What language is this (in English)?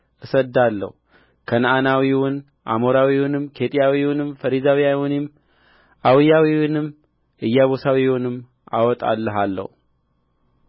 Amharic